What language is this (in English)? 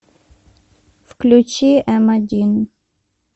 Russian